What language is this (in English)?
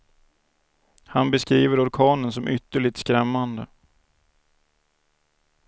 Swedish